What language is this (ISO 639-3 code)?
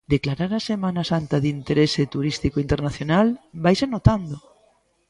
glg